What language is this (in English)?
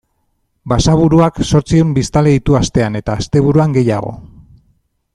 Basque